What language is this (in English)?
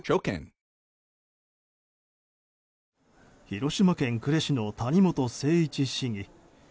Japanese